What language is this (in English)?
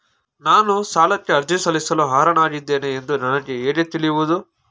Kannada